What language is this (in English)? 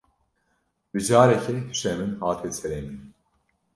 Kurdish